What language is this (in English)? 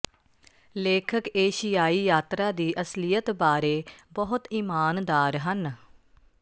Punjabi